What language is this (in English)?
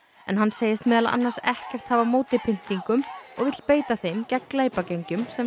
Icelandic